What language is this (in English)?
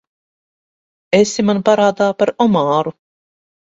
Latvian